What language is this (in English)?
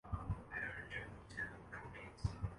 Urdu